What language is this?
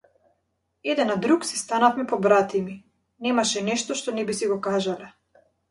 Macedonian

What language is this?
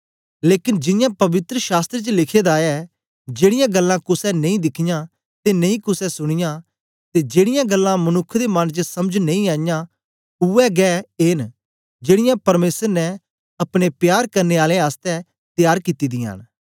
Dogri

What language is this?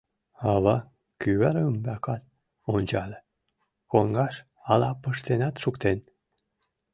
Mari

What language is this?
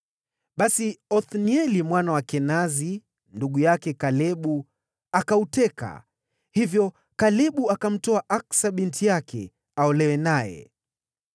Swahili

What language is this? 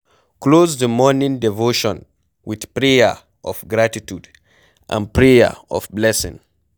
Nigerian Pidgin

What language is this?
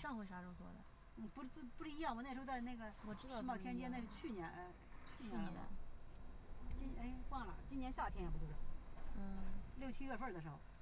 Chinese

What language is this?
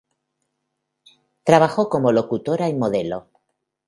Spanish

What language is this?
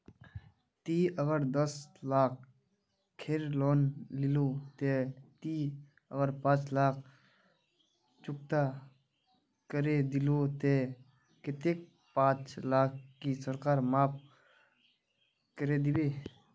Magahi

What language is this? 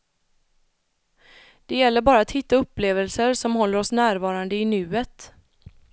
Swedish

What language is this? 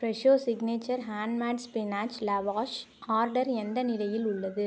Tamil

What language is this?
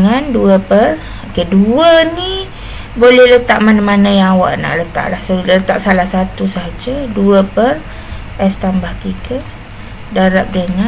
Malay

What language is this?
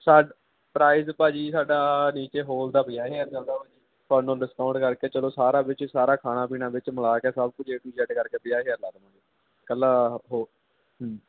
Punjabi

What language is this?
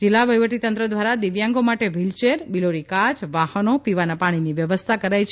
Gujarati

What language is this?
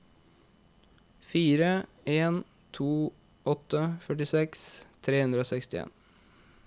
Norwegian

